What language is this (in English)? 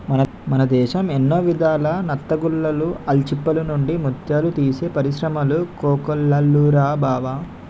Telugu